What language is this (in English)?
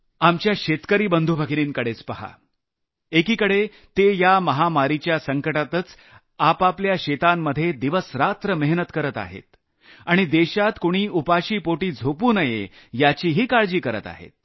Marathi